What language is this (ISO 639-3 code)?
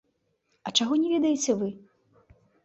bel